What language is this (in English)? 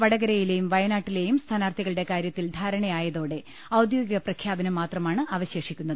Malayalam